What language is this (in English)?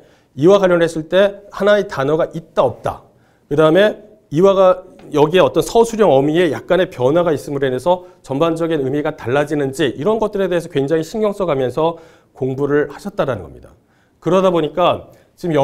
Korean